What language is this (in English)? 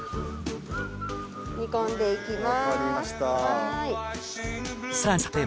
Japanese